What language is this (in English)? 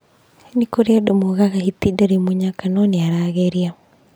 Kikuyu